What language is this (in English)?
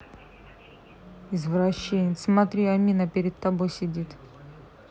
Russian